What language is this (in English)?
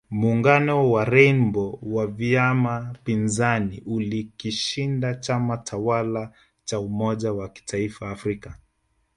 Swahili